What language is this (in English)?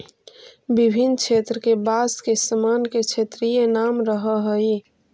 Magahi